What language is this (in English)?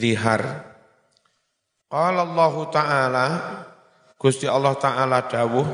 Indonesian